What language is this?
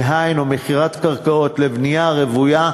Hebrew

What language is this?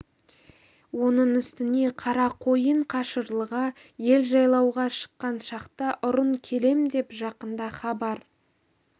Kazakh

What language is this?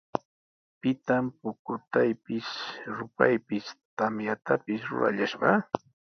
Sihuas Ancash Quechua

